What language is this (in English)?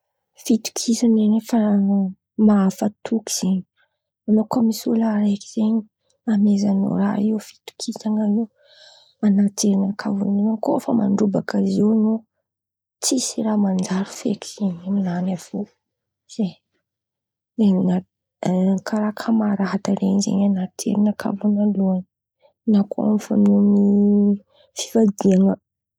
Antankarana Malagasy